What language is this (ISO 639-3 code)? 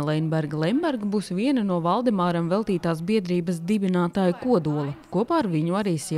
lav